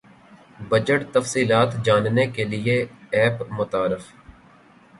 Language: Urdu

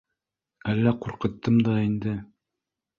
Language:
Bashkir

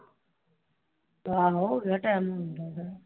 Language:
Punjabi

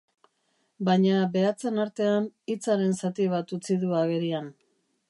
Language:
Basque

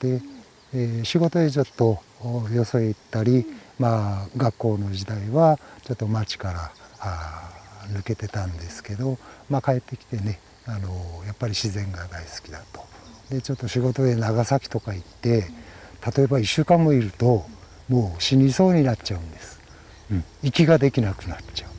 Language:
Japanese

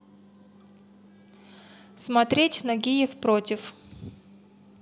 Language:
Russian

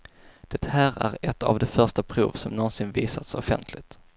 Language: Swedish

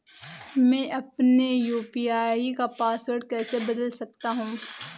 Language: Hindi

